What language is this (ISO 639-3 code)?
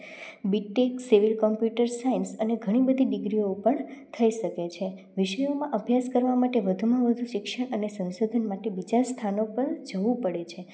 guj